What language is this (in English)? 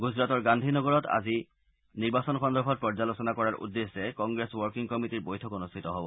Assamese